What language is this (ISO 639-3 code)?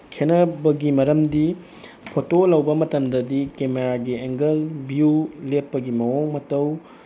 mni